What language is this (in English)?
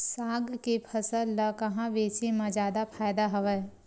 Chhattisgarhi